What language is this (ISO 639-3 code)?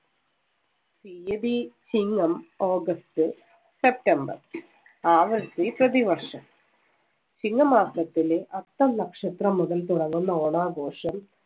mal